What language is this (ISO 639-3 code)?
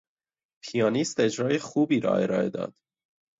fas